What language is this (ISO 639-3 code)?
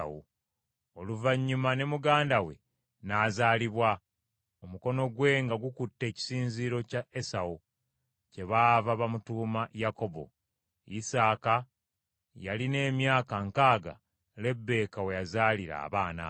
lug